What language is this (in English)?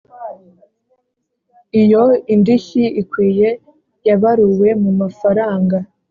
Kinyarwanda